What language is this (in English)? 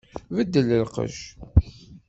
Kabyle